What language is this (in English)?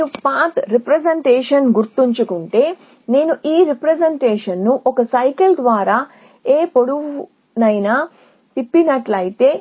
Telugu